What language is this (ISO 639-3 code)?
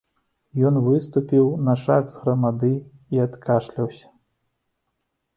bel